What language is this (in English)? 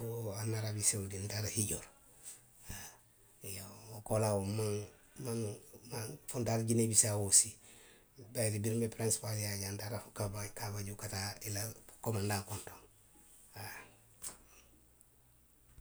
Western Maninkakan